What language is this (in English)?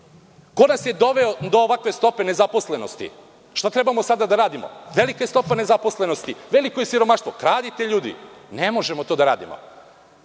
Serbian